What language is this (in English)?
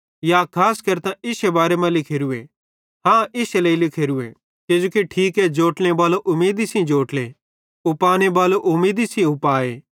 Bhadrawahi